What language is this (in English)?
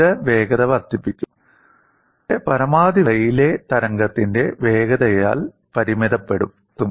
Malayalam